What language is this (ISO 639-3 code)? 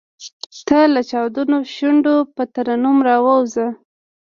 pus